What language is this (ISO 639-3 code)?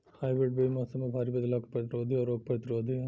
bho